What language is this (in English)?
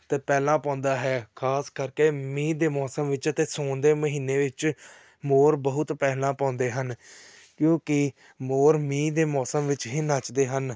Punjabi